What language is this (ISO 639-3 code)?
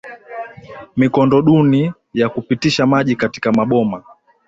swa